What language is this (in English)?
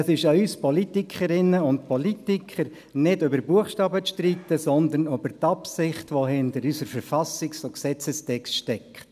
Swiss German